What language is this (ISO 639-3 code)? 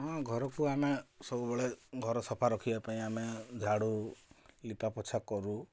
ori